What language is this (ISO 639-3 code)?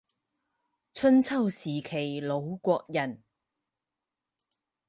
zho